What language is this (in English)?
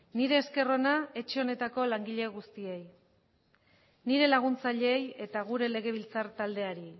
Basque